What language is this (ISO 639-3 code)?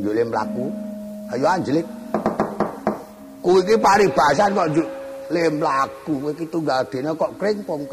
ind